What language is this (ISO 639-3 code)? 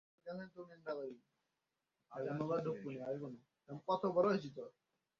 ben